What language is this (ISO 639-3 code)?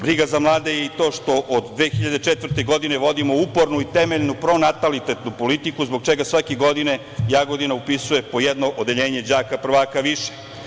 srp